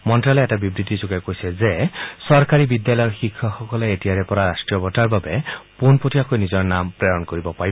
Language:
Assamese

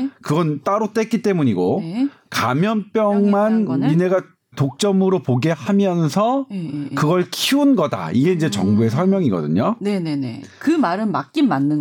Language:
Korean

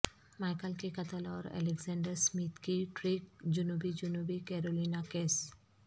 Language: Urdu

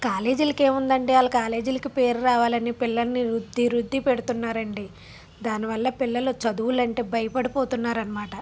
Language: Telugu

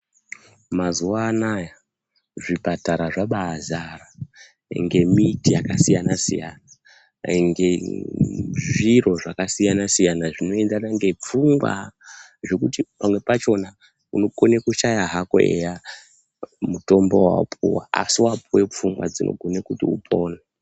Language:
Ndau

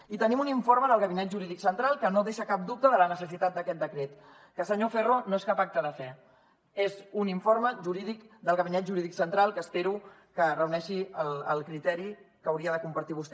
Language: Catalan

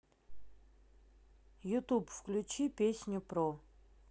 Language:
Russian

